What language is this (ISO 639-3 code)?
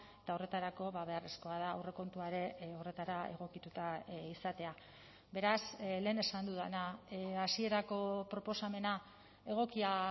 eus